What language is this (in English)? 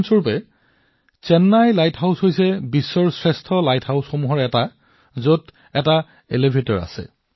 Assamese